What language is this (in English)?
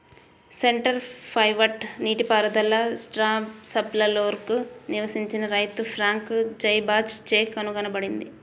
Telugu